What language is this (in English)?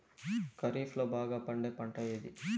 Telugu